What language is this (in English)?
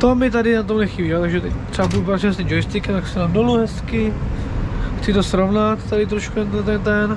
Czech